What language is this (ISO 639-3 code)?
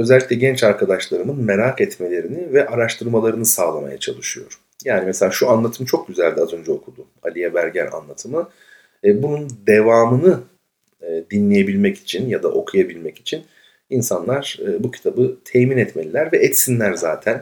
tur